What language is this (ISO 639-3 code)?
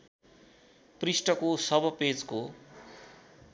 nep